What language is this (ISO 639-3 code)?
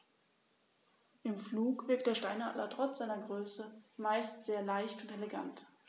deu